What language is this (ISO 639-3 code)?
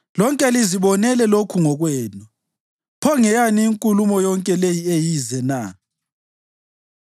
nde